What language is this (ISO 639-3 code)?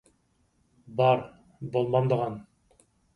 uig